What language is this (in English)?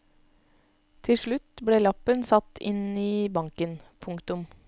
Norwegian